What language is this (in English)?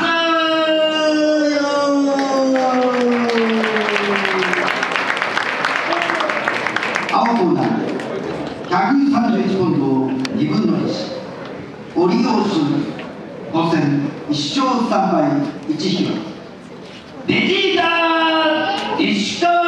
Japanese